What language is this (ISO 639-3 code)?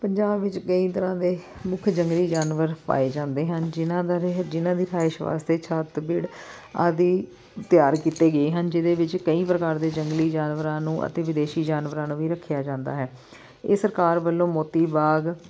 pan